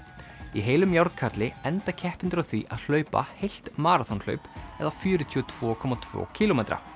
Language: Icelandic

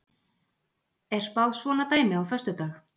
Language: Icelandic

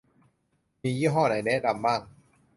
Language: Thai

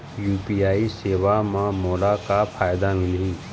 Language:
Chhattisgarhi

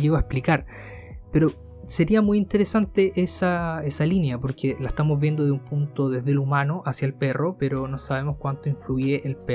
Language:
Spanish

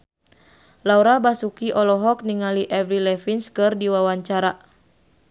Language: Sundanese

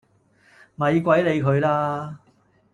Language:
Cantonese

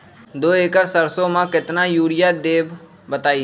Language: Magahi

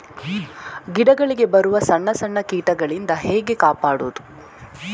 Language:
Kannada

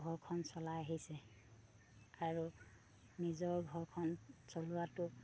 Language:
Assamese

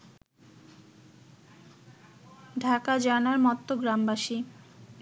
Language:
Bangla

